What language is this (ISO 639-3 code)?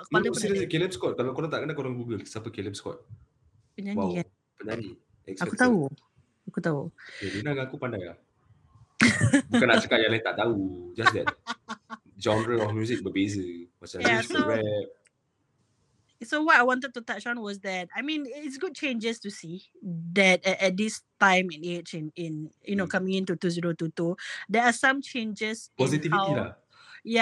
msa